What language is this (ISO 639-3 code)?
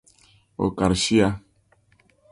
dag